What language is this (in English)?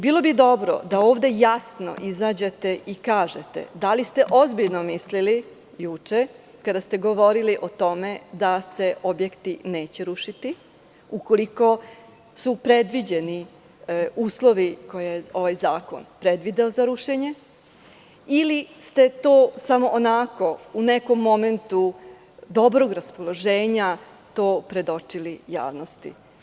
Serbian